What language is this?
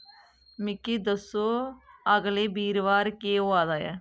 Dogri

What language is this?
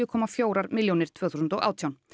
Icelandic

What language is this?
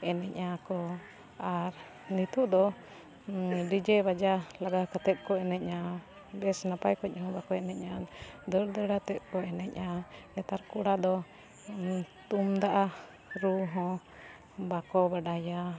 Santali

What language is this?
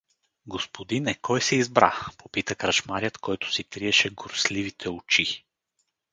Bulgarian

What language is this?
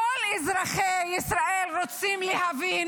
Hebrew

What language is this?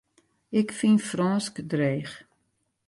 Western Frisian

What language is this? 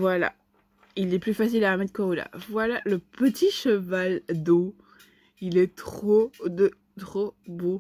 French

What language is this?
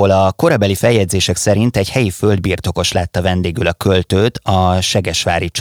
Hungarian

